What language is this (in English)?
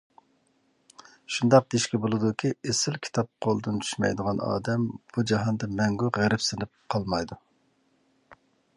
Uyghur